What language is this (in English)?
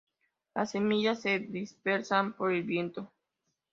Spanish